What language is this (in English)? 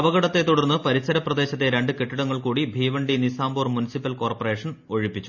Malayalam